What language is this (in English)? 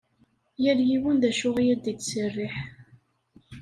Kabyle